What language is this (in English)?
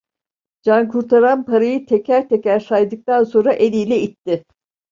Turkish